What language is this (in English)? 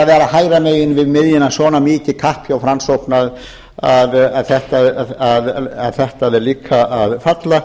Icelandic